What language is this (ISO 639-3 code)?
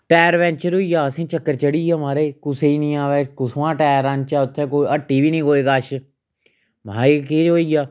doi